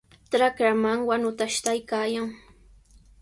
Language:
Sihuas Ancash Quechua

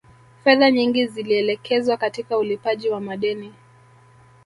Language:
Swahili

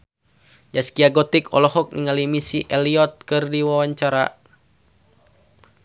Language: Sundanese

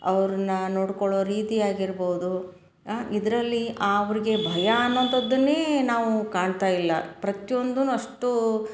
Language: Kannada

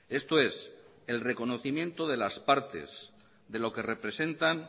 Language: Spanish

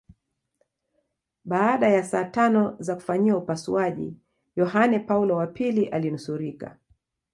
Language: Swahili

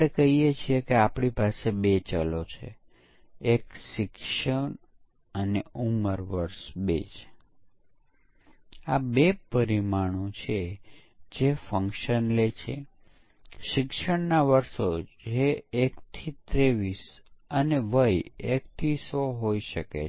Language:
Gujarati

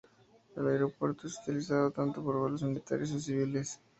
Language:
Spanish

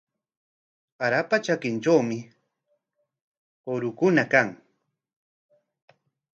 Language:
Corongo Ancash Quechua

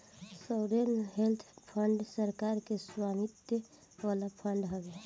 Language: Bhojpuri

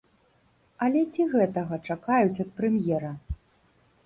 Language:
Belarusian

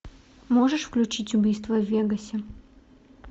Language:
Russian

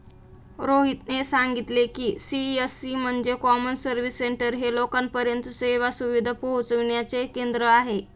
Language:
Marathi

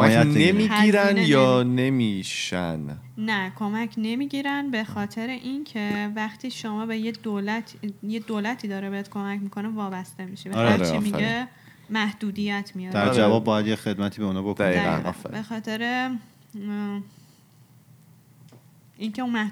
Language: Persian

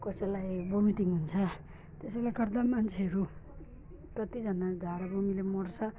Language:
Nepali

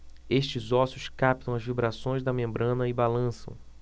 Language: Portuguese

